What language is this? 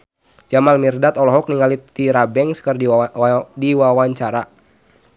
Sundanese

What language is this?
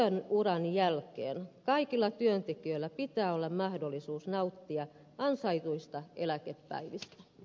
Finnish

